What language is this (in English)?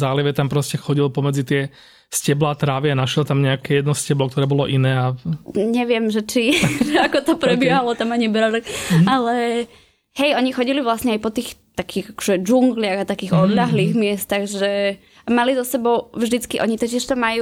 Slovak